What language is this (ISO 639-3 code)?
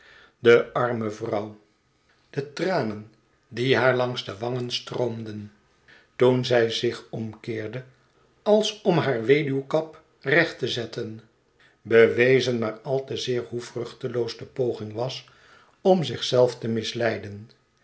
nld